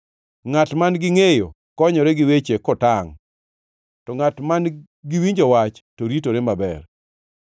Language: Luo (Kenya and Tanzania)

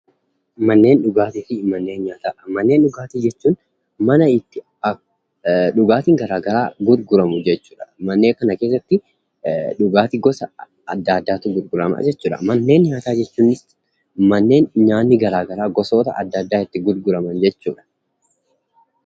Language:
Oromo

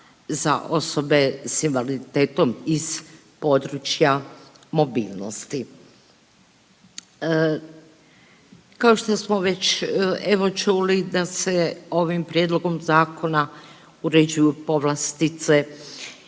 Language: Croatian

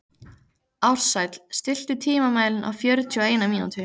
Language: Icelandic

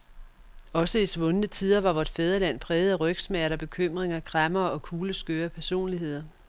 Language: Danish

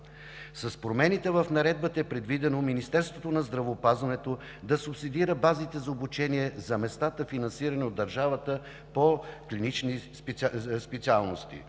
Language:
Bulgarian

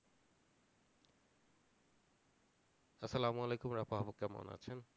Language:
Bangla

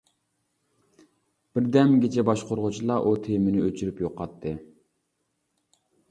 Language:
Uyghur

